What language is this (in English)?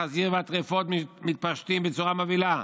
Hebrew